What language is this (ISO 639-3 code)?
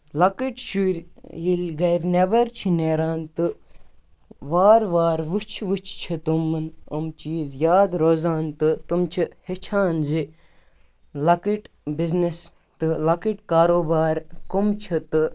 kas